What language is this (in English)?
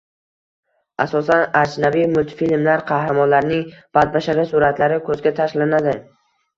Uzbek